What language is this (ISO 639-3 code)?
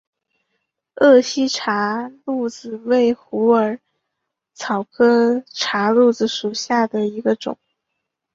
zho